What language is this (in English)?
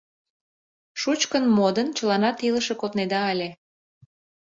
Mari